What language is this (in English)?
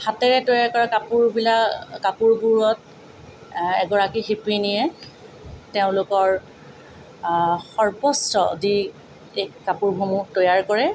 Assamese